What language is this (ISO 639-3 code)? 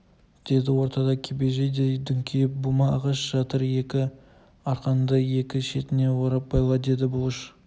kaz